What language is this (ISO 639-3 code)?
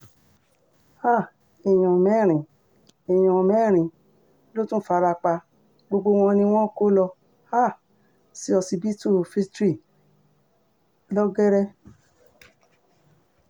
yor